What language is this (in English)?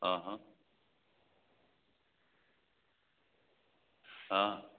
Maithili